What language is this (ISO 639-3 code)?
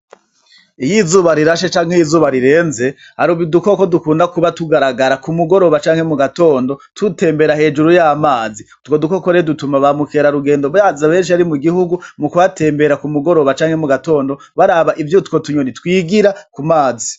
run